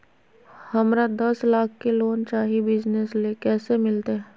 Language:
Magahi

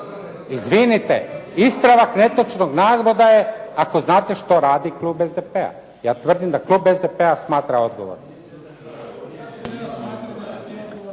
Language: Croatian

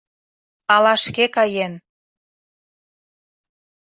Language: Mari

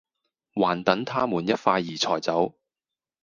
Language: Cantonese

